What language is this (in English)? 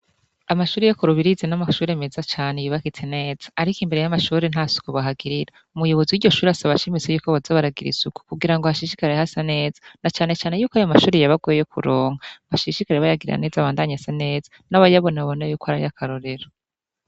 Rundi